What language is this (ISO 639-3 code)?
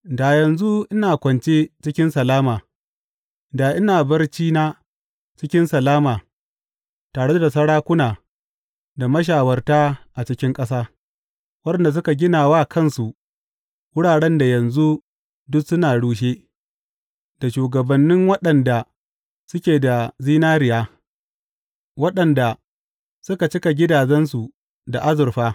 hau